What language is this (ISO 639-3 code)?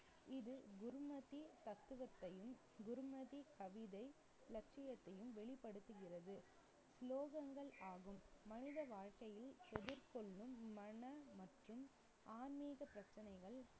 tam